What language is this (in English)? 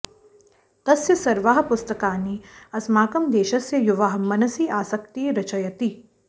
Sanskrit